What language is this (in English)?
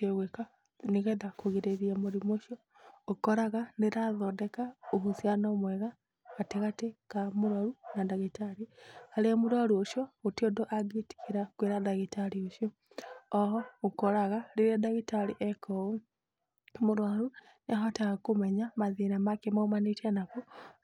Kikuyu